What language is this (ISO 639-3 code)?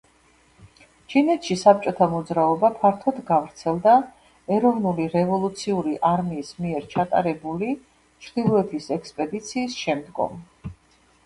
kat